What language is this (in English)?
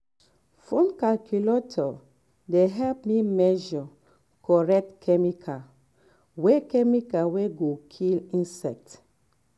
Nigerian Pidgin